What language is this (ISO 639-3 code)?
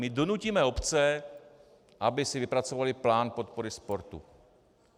ces